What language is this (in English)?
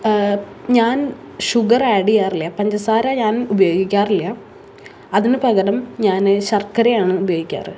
Malayalam